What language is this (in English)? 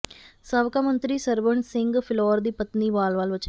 Punjabi